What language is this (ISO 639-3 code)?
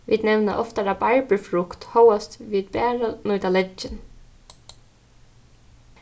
fao